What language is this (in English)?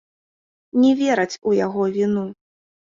Belarusian